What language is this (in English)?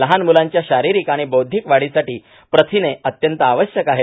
Marathi